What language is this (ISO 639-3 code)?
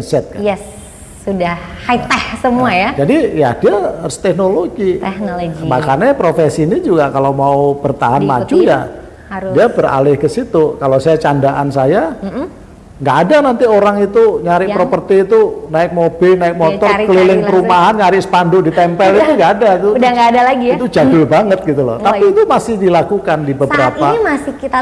ind